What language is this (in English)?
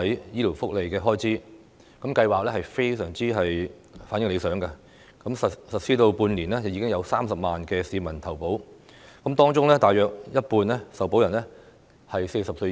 Cantonese